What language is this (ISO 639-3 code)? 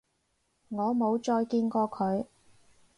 yue